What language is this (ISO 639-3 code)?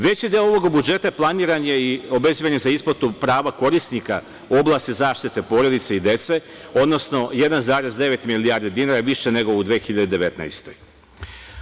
srp